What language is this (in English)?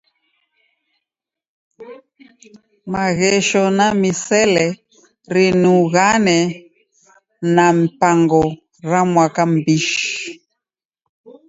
Taita